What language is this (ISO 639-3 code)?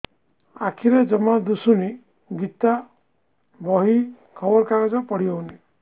ori